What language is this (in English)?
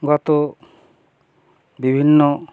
Bangla